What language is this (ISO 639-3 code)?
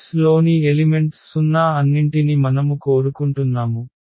tel